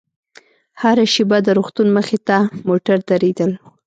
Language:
Pashto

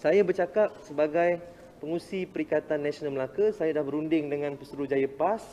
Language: Malay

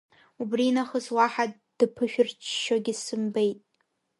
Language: Abkhazian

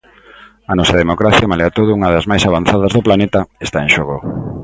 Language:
Galician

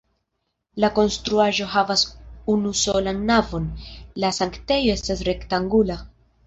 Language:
Esperanto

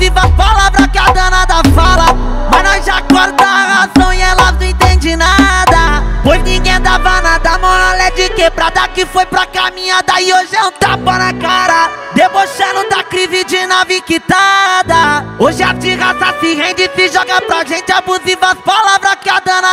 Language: Portuguese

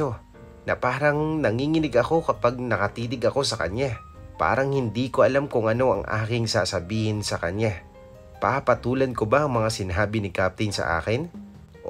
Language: Filipino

